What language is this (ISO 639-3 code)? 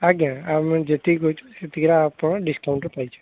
ori